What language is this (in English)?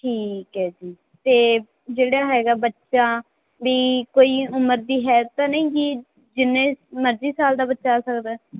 Punjabi